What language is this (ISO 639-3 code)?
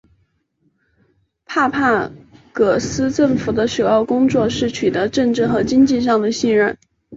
zho